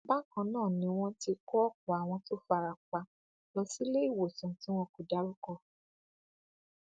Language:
Yoruba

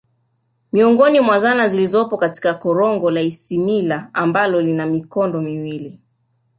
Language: Swahili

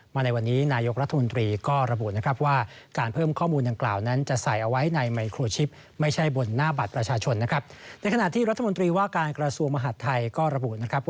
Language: Thai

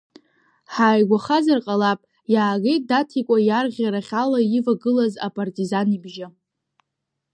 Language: Abkhazian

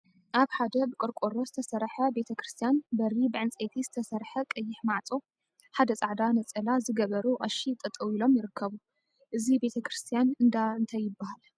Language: Tigrinya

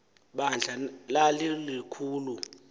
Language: Xhosa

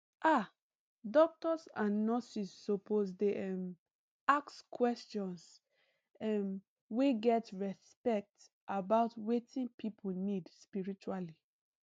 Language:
Nigerian Pidgin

